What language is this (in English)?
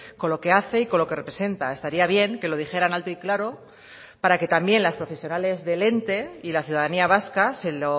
Spanish